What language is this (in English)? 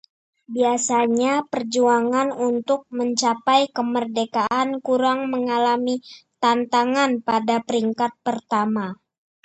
Indonesian